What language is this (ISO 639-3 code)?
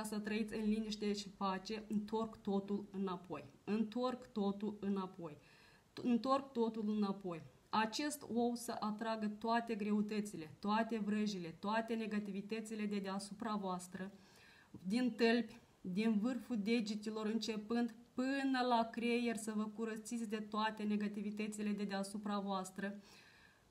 ron